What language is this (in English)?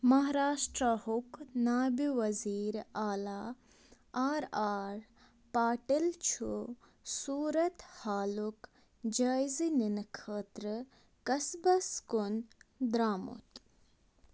Kashmiri